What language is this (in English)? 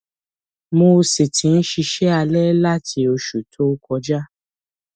Yoruba